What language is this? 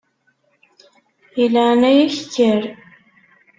Kabyle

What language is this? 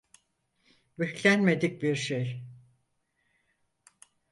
Turkish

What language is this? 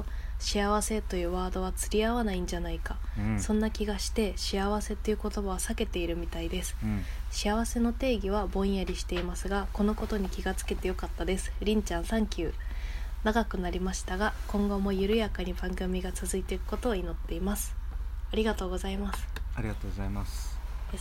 Japanese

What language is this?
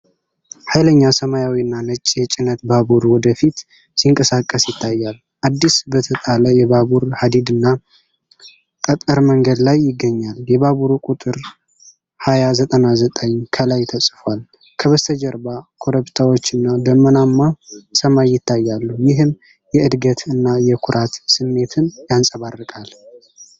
Amharic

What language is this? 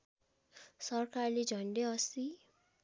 Nepali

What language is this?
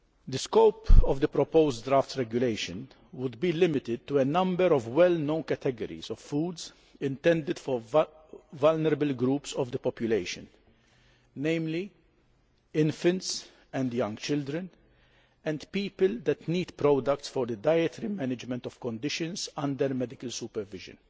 English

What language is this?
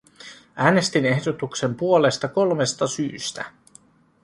Finnish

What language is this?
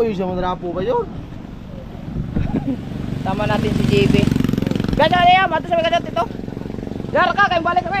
Filipino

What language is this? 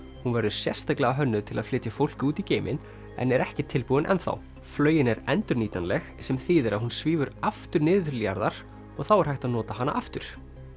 Icelandic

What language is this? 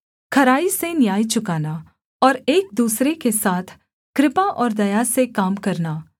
Hindi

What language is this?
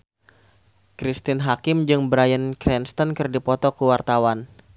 Sundanese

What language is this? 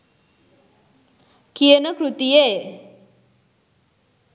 Sinhala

